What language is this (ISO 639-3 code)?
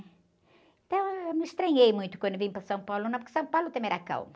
por